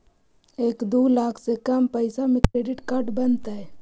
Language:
Magahi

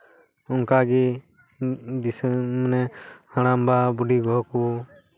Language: Santali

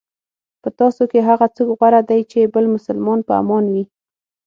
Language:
Pashto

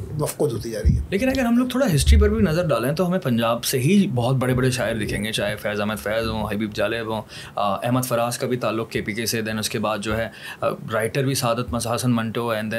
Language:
Urdu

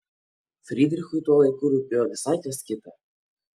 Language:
Lithuanian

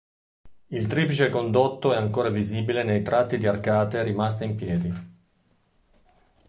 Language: Italian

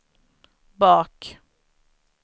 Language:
Swedish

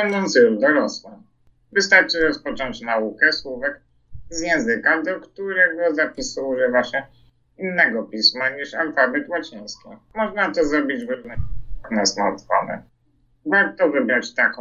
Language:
Polish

